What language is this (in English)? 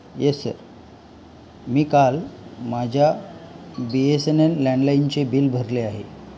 Marathi